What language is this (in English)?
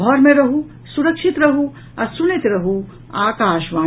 Maithili